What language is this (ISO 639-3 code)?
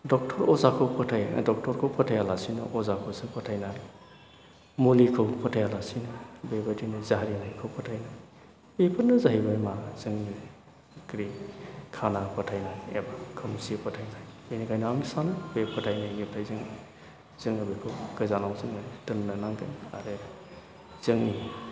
brx